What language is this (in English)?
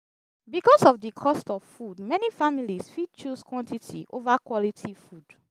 Nigerian Pidgin